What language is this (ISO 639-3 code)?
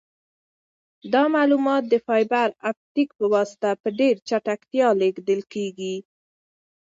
pus